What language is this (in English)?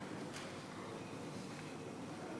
Hebrew